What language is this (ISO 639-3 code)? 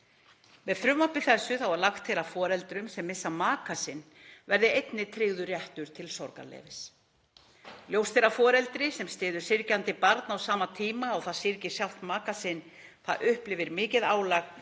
isl